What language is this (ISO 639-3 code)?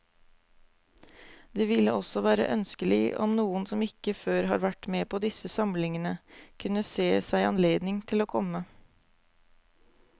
nor